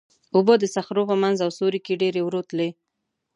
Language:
Pashto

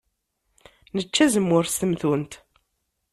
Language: Kabyle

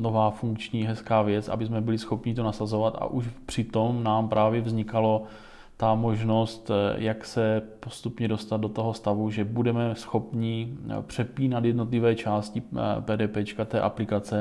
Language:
Czech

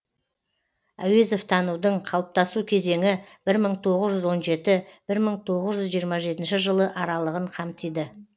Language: Kazakh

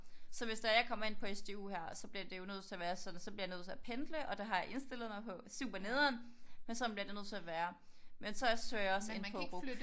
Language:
Danish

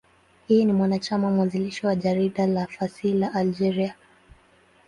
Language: Swahili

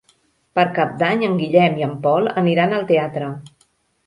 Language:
Catalan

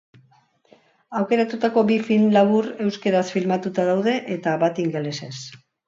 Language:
Basque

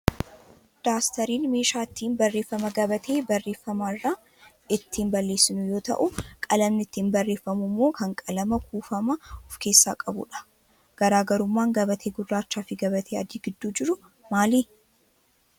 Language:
Oromo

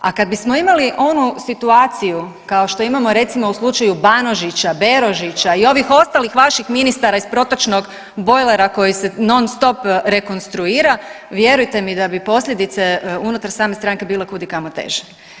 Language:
Croatian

